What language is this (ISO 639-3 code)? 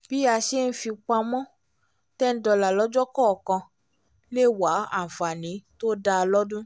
yor